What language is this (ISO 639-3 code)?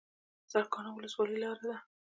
pus